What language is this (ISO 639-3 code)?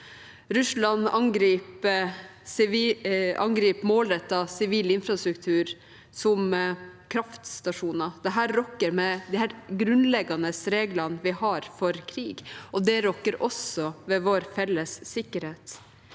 nor